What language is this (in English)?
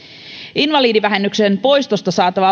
Finnish